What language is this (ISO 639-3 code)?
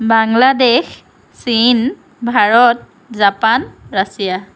asm